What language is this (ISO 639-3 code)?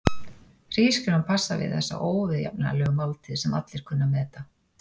isl